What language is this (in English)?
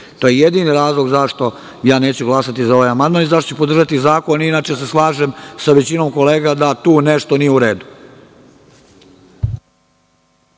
Serbian